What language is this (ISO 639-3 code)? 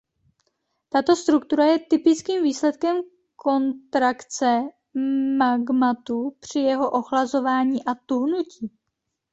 ces